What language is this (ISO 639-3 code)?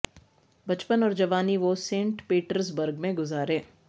urd